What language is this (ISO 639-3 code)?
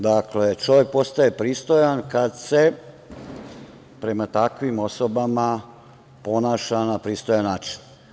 srp